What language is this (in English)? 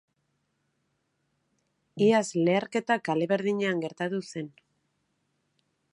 Basque